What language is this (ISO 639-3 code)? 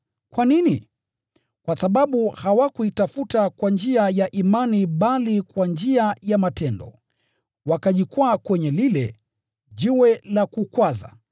swa